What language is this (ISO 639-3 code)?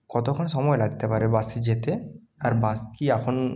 ben